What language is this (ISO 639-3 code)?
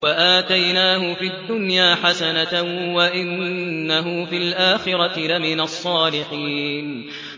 ara